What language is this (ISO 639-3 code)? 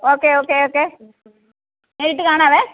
mal